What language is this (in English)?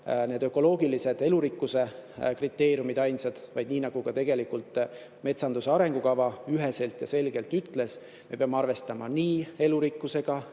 Estonian